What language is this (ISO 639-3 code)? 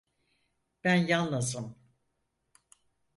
tur